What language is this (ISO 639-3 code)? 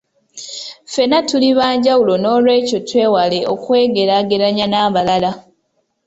lug